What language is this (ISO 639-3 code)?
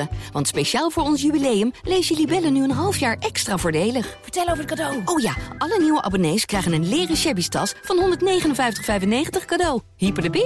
nld